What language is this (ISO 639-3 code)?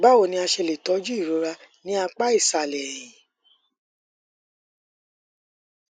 yor